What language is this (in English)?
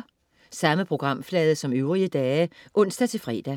Danish